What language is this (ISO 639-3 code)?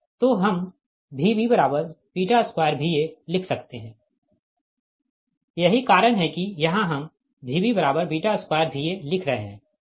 hin